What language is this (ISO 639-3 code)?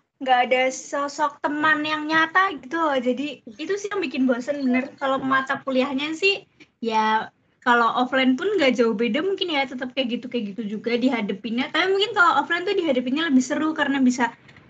ind